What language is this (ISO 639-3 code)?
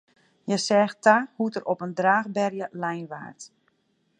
fry